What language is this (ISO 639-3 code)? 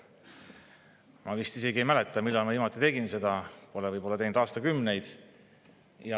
est